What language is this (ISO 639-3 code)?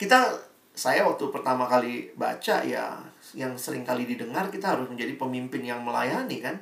ind